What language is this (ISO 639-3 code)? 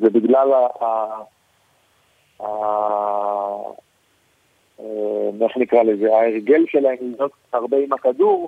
heb